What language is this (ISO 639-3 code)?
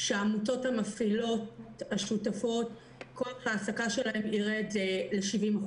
heb